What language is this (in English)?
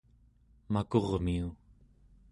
Central Yupik